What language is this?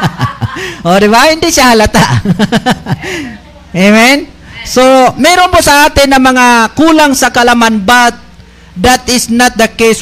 Filipino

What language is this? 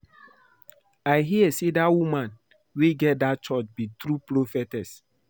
Nigerian Pidgin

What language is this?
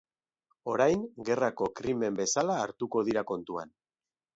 Basque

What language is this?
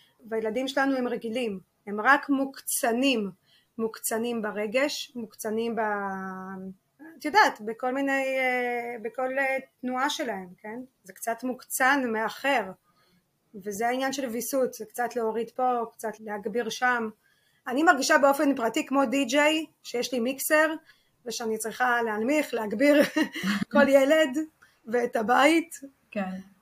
Hebrew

